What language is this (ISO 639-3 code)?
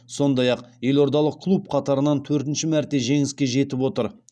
kaz